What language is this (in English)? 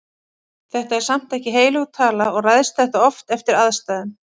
Icelandic